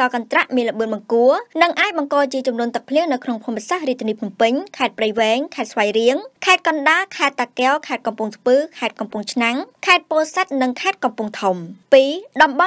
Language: Thai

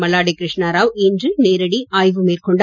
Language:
Tamil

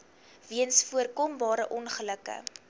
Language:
Afrikaans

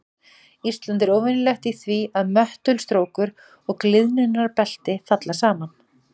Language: Icelandic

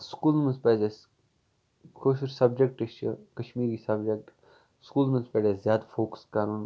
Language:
Kashmiri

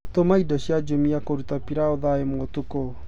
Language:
Kikuyu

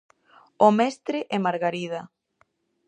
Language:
Galician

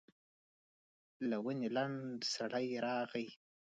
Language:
Pashto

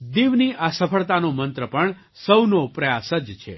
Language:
Gujarati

